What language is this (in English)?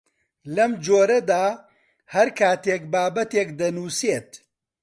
Central Kurdish